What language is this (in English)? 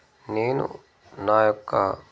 Telugu